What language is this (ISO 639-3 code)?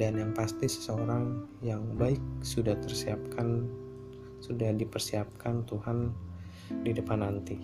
ind